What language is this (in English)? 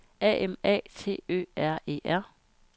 Danish